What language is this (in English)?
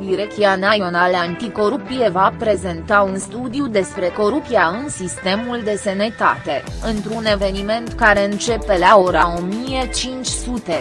Romanian